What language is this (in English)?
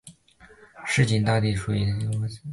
Chinese